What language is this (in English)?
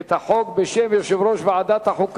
Hebrew